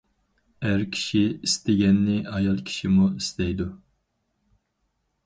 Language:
Uyghur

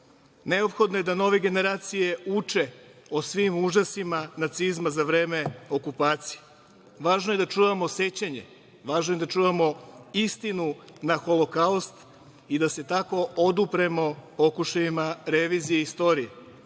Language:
Serbian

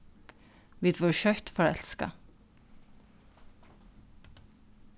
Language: Faroese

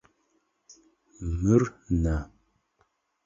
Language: Adyghe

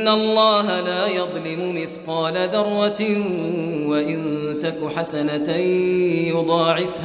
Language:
Arabic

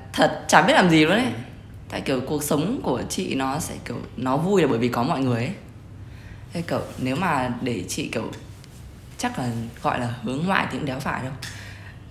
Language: Vietnamese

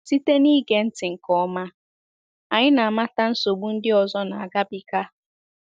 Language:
Igbo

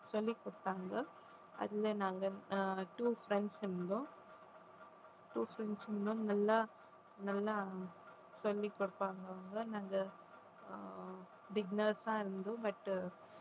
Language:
Tamil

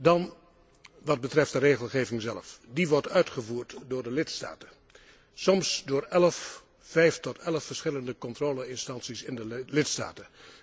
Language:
Dutch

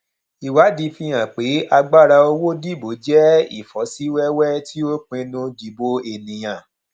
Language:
Yoruba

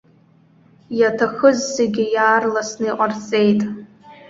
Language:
Abkhazian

